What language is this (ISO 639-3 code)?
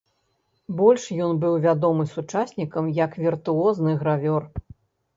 bel